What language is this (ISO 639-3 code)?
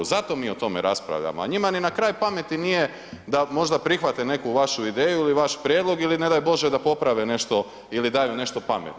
hrv